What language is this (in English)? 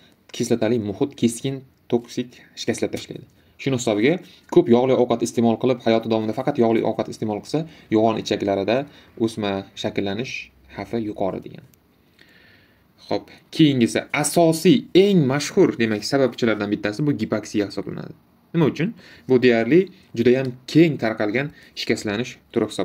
Turkish